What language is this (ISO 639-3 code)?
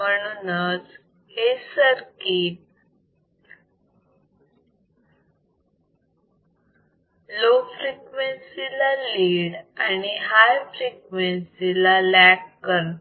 mar